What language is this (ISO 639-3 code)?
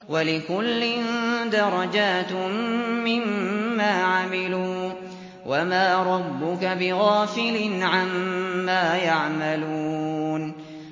ara